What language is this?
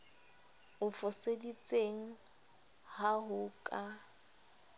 Southern Sotho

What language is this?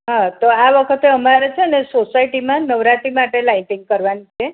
Gujarati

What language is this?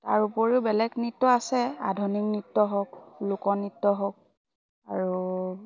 Assamese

